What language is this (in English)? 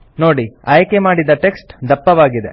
Kannada